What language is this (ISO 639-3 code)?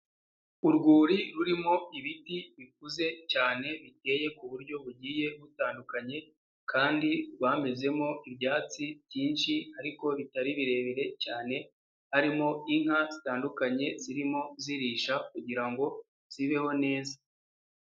kin